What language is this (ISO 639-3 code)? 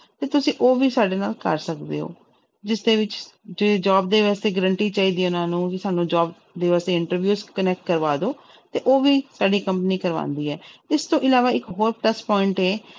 pan